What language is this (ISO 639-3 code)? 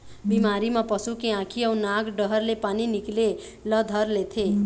hne